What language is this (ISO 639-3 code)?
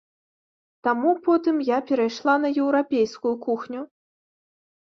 bel